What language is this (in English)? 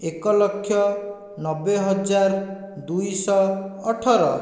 Odia